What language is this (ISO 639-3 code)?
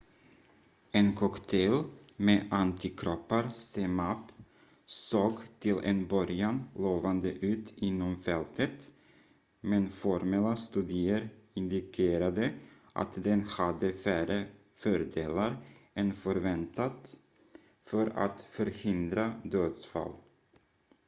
swe